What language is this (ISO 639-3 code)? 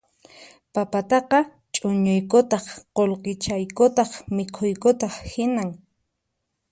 qxp